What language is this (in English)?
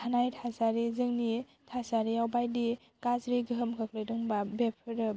Bodo